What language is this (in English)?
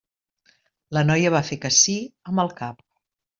Catalan